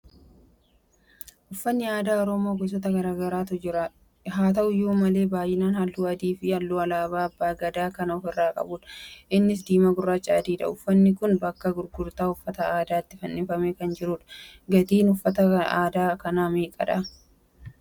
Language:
Oromo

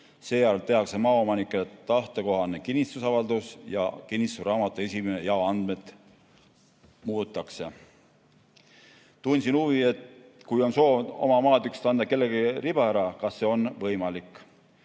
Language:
Estonian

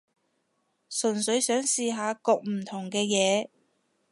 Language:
Cantonese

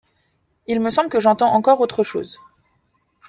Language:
French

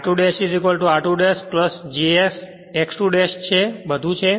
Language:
Gujarati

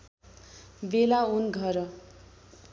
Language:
Nepali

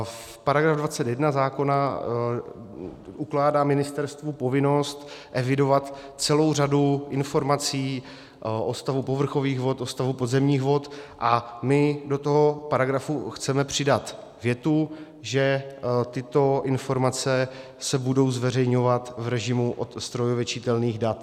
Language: Czech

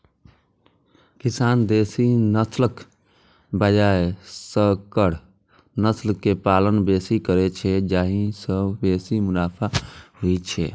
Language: Maithili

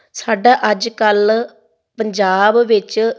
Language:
Punjabi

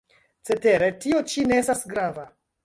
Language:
Esperanto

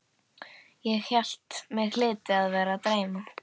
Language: Icelandic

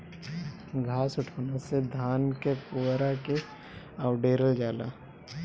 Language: Bhojpuri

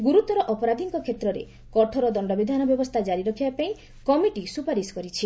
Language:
Odia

